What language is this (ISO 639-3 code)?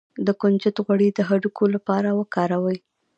pus